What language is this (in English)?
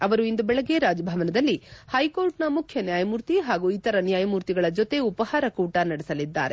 Kannada